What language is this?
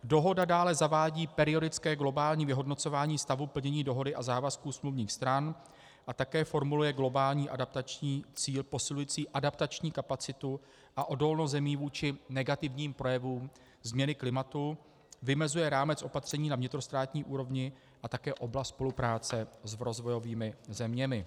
Czech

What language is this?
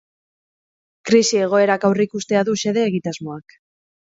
Basque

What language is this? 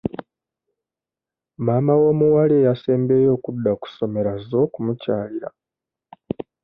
Ganda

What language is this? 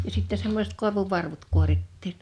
Finnish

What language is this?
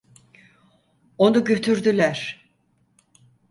Turkish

